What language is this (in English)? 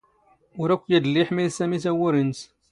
Standard Moroccan Tamazight